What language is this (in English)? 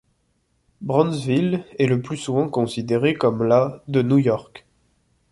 French